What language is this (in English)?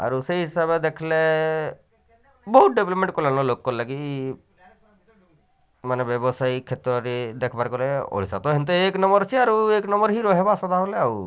Odia